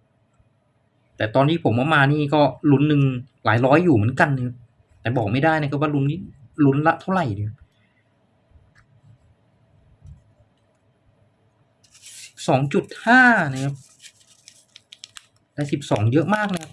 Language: Thai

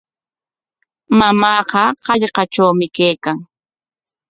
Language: Corongo Ancash Quechua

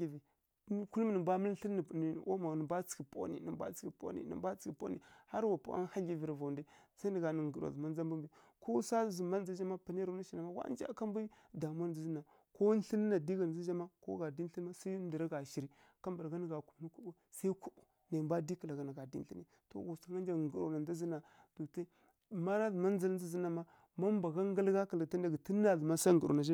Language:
Kirya-Konzəl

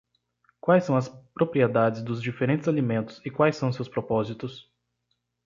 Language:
Portuguese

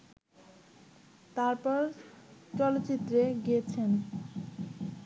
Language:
Bangla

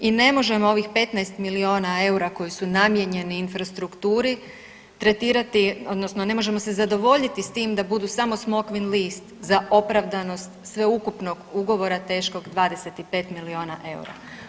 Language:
Croatian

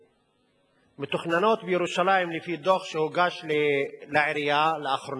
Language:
Hebrew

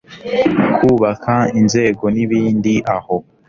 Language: Kinyarwanda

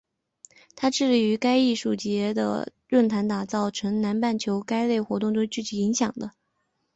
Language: Chinese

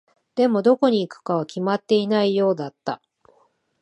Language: Japanese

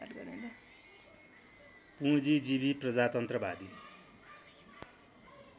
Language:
Nepali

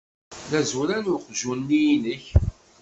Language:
Kabyle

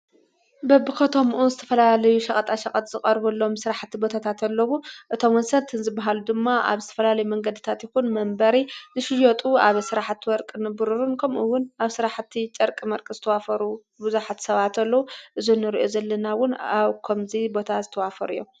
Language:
Tigrinya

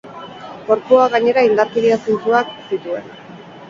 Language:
Basque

